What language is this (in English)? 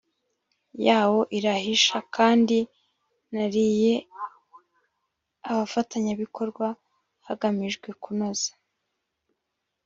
Kinyarwanda